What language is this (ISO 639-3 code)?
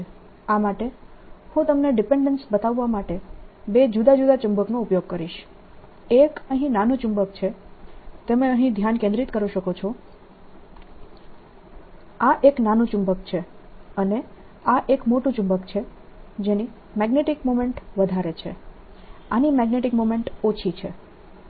guj